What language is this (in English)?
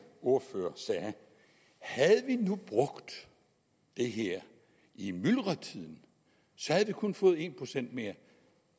Danish